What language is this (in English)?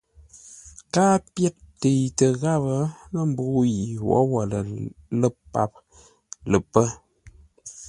Ngombale